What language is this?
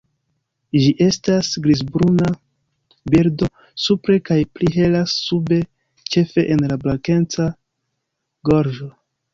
Esperanto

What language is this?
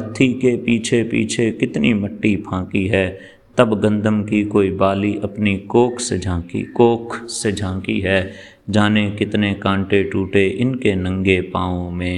Urdu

